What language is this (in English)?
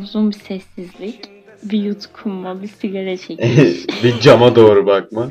Turkish